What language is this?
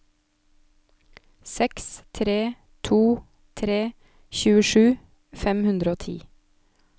Norwegian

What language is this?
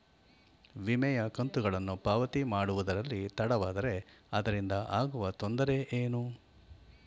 Kannada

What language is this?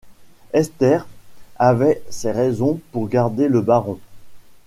French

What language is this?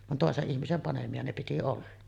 Finnish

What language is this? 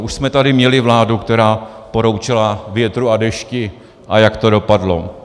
Czech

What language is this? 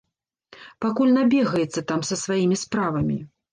Belarusian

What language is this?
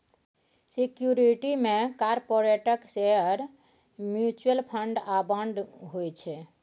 Maithili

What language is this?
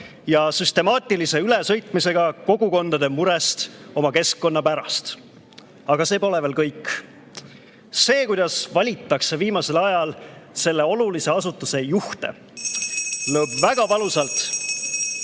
Estonian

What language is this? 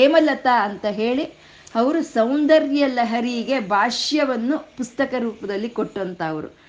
Kannada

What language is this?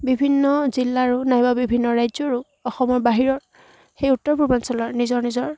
Assamese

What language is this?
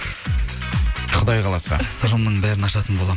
Kazakh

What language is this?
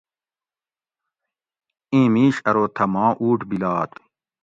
Gawri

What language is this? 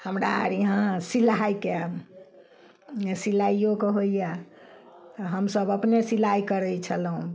Maithili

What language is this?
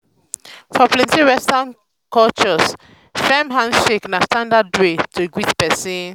Nigerian Pidgin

